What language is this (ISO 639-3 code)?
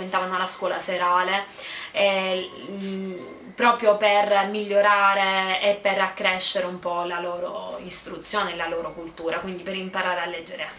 ita